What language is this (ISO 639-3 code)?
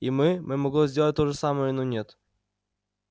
rus